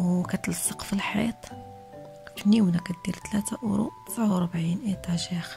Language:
Arabic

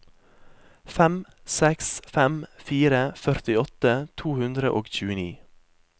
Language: Norwegian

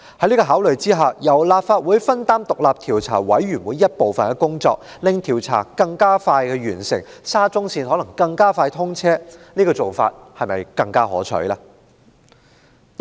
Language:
Cantonese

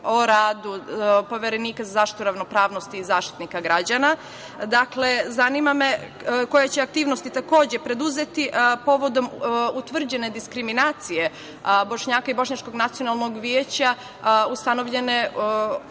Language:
Serbian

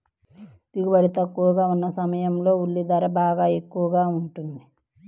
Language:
Telugu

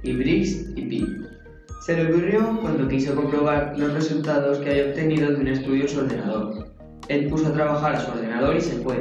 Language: Spanish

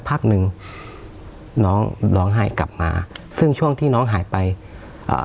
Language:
Thai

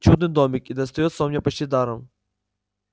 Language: Russian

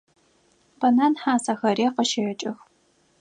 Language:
Adyghe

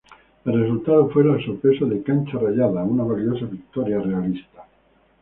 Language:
Spanish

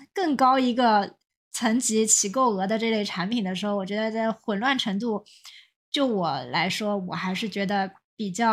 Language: Chinese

